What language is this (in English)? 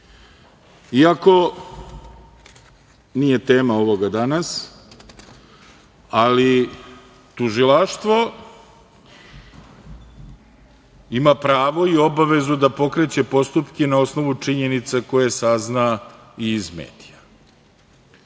Serbian